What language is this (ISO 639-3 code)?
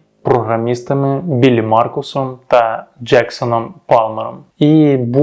ukr